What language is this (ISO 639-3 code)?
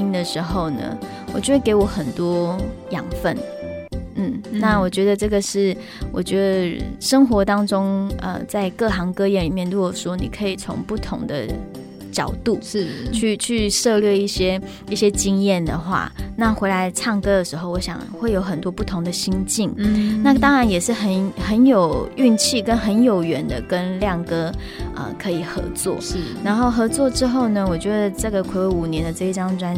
zho